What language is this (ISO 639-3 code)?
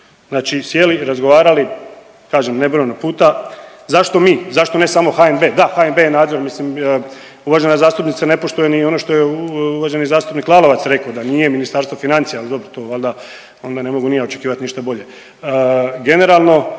hrv